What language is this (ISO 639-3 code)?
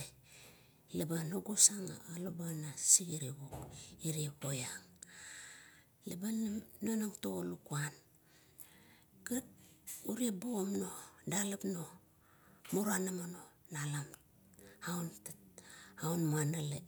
kto